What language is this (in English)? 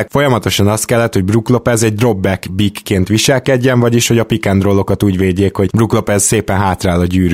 Hungarian